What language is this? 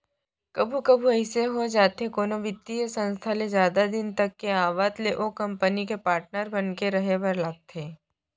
Chhattisgarhi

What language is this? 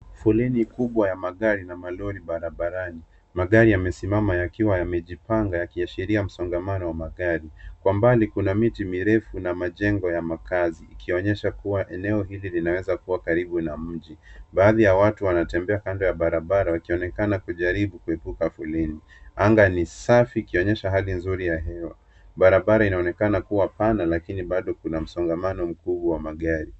Swahili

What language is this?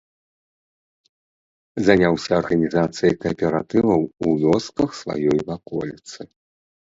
Belarusian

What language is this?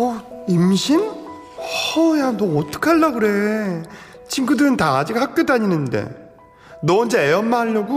Korean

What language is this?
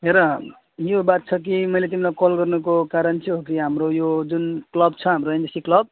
Nepali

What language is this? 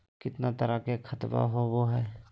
Magahi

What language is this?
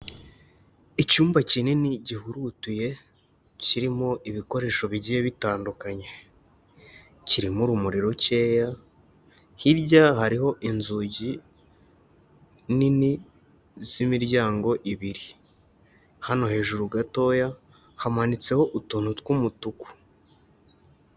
Kinyarwanda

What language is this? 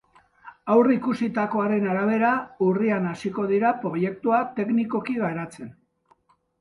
Basque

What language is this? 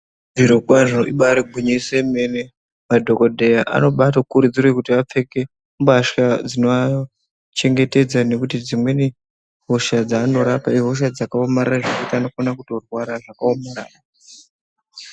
Ndau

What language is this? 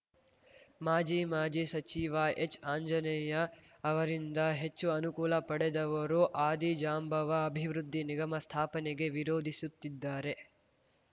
Kannada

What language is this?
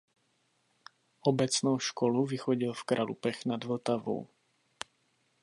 Czech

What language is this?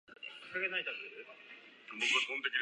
Japanese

